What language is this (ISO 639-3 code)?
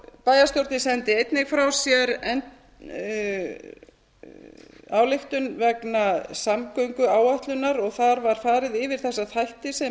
isl